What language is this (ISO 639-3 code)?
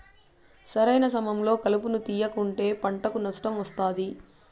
tel